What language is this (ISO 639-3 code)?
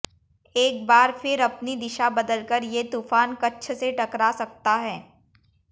hin